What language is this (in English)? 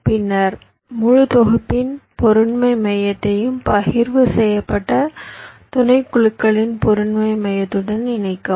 Tamil